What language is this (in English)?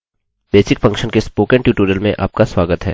Hindi